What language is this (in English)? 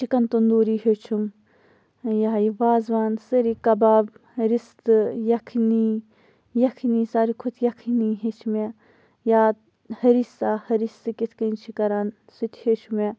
Kashmiri